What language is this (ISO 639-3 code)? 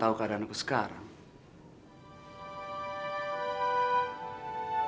ind